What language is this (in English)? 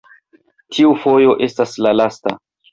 Esperanto